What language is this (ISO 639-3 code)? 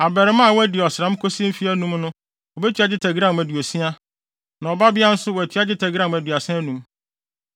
aka